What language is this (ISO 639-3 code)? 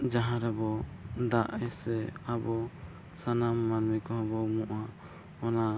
sat